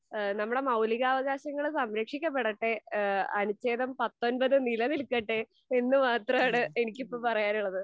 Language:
Malayalam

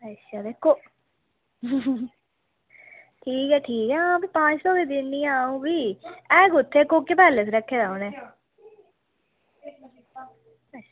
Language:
Dogri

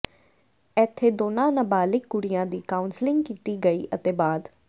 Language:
Punjabi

